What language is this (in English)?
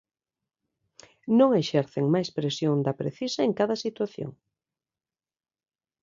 Galician